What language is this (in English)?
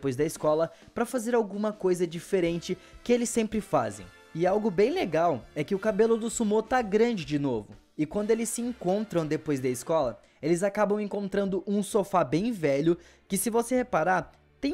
Portuguese